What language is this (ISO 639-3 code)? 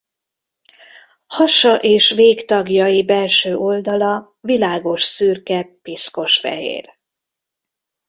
hun